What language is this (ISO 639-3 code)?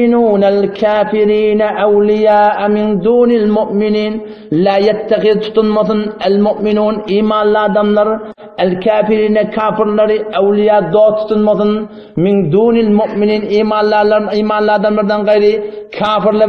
tur